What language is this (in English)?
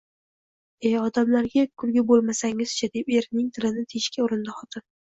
Uzbek